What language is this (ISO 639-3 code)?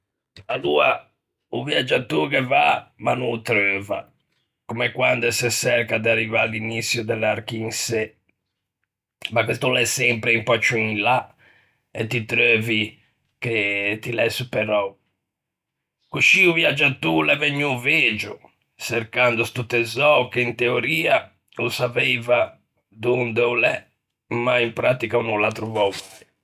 lij